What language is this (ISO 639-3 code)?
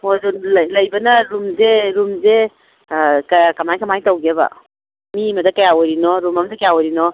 mni